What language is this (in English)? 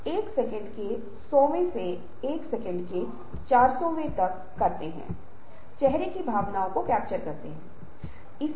Hindi